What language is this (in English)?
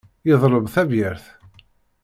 Kabyle